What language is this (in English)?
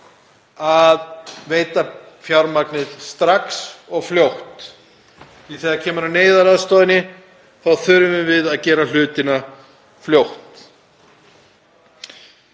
Icelandic